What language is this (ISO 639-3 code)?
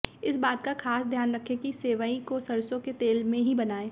hin